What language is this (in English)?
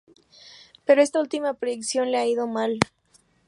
Spanish